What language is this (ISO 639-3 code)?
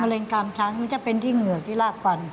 tha